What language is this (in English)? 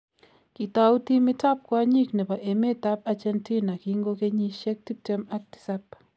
Kalenjin